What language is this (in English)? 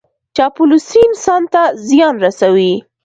Pashto